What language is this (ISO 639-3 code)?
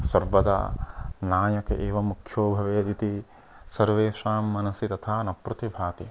san